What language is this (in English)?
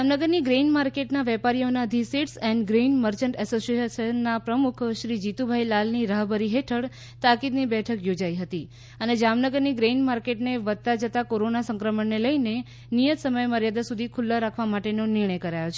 Gujarati